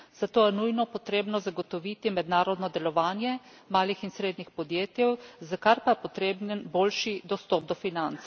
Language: Slovenian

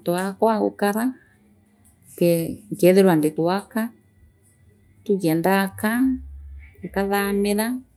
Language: Meru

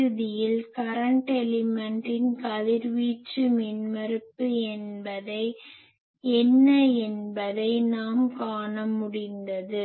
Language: Tamil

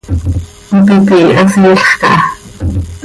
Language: Seri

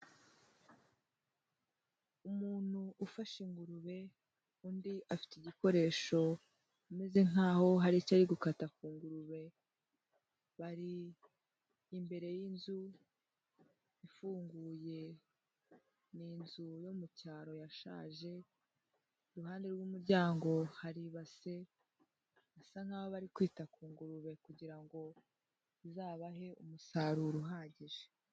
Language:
Kinyarwanda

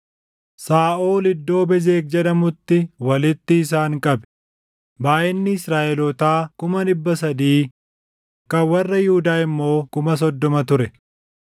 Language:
Oromo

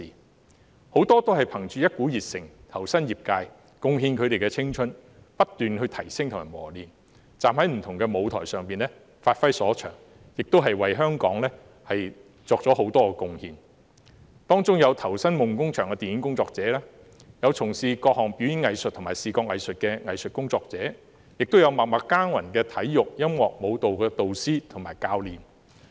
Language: Cantonese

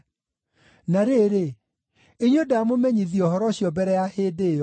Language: Kikuyu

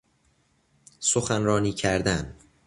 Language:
Persian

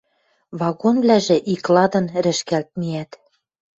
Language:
Western Mari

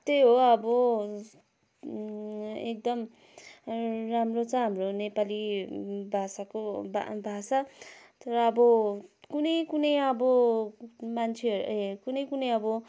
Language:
Nepali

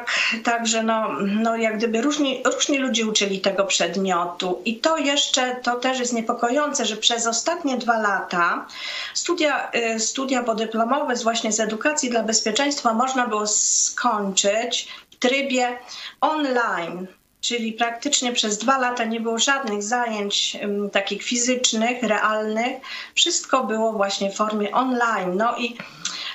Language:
Polish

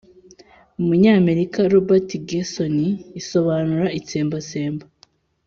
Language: Kinyarwanda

